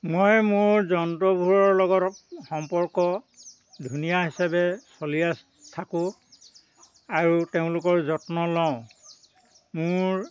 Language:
Assamese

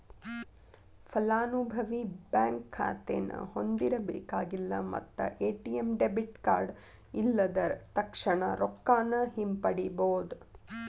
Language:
Kannada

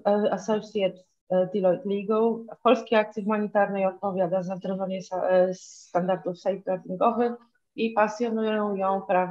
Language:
Polish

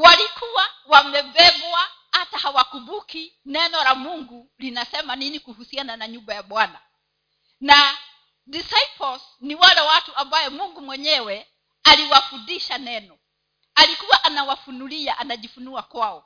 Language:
Swahili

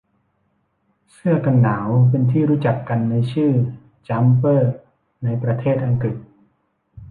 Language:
Thai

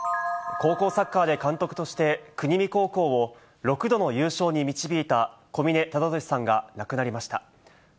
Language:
Japanese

